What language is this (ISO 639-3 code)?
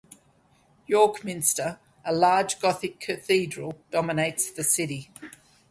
eng